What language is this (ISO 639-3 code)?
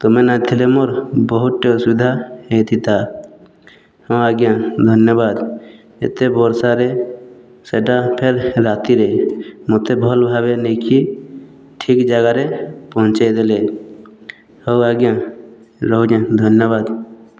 ori